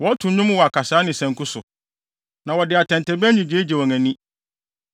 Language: Akan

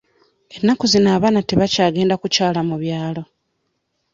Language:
Ganda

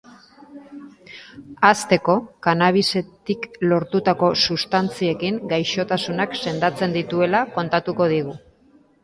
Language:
Basque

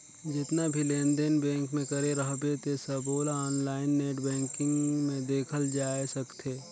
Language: Chhattisgarhi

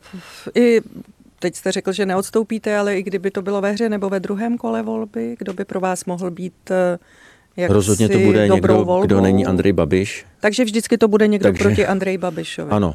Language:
Czech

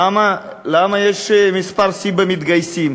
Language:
Hebrew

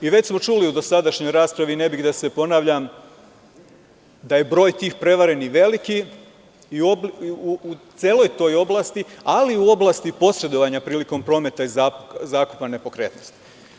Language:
Serbian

